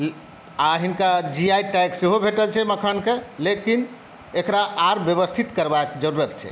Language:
Maithili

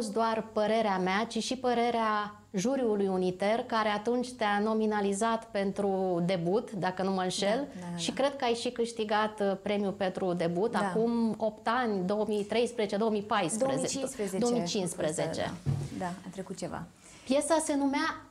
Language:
Romanian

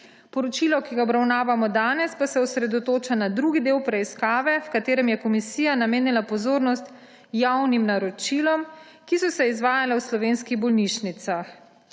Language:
Slovenian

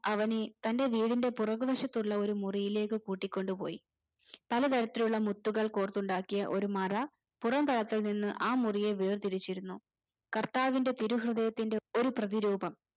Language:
Malayalam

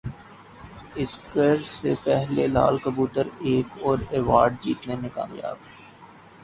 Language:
Urdu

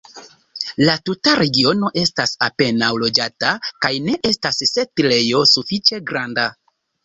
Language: Esperanto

